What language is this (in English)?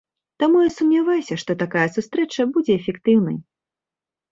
Belarusian